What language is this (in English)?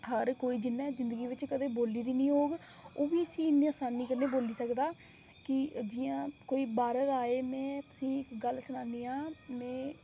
Dogri